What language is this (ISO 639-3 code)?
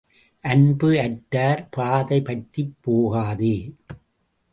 tam